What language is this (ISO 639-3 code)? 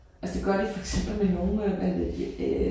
dan